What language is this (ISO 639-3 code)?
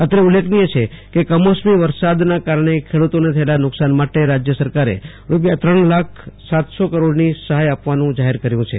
guj